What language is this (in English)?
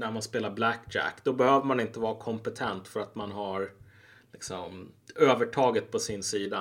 Swedish